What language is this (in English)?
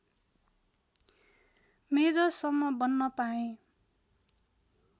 Nepali